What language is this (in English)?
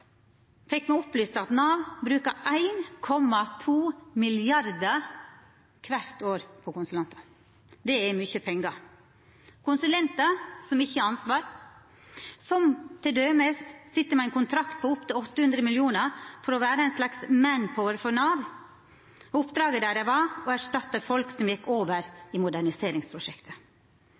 Norwegian Nynorsk